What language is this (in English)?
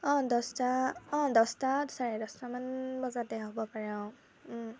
Assamese